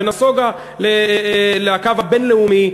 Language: Hebrew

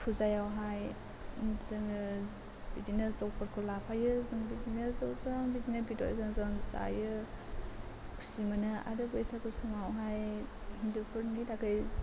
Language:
Bodo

